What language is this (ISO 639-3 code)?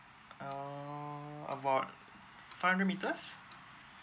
eng